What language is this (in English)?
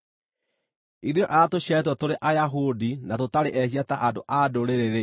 Kikuyu